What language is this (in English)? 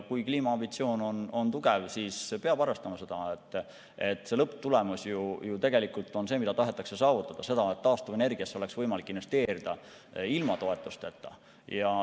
Estonian